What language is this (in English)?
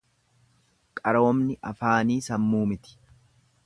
Oromo